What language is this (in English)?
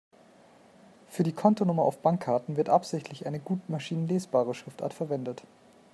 German